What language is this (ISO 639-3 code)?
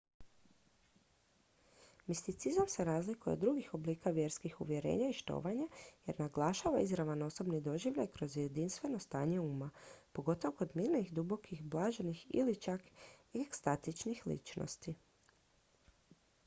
hrv